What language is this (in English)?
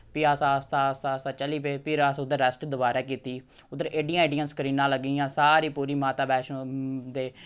Dogri